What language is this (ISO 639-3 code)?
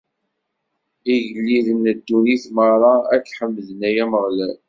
kab